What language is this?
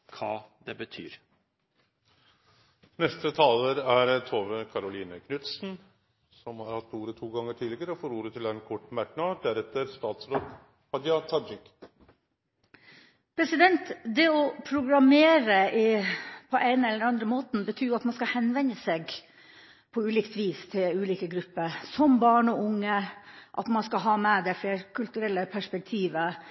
Norwegian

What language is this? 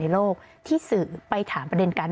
Thai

